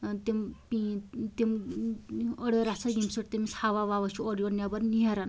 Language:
Kashmiri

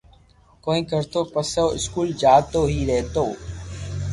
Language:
Loarki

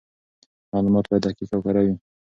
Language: Pashto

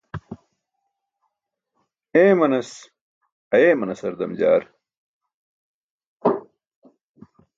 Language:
Burushaski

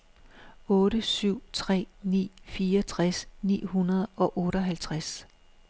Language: Danish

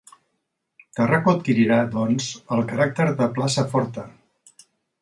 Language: Catalan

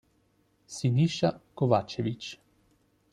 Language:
Italian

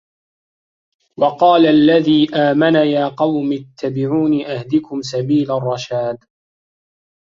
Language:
Arabic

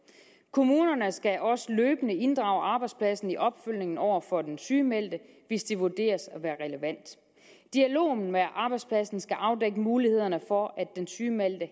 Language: Danish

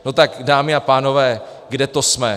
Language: Czech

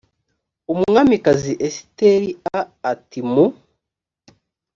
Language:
Kinyarwanda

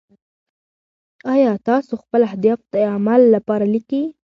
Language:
Pashto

